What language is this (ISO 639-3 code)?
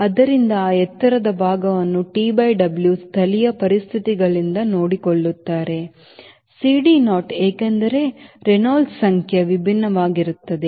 kan